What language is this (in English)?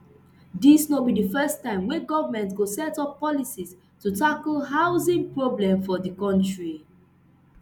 Nigerian Pidgin